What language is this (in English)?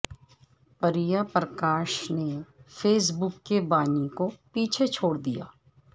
Urdu